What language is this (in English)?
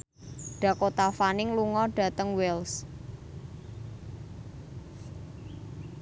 Javanese